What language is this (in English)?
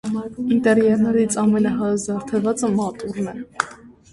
Armenian